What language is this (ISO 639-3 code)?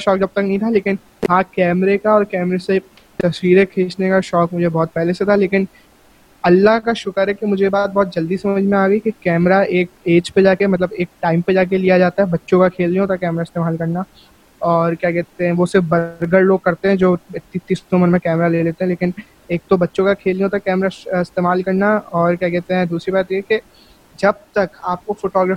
urd